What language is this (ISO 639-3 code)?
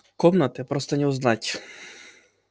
rus